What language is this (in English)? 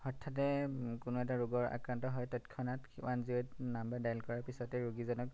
Assamese